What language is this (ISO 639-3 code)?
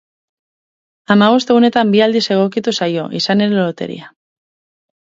eus